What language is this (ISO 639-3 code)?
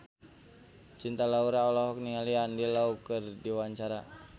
sun